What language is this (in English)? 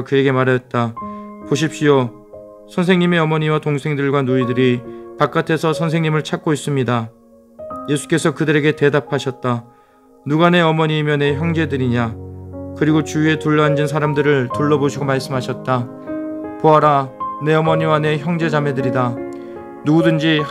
Korean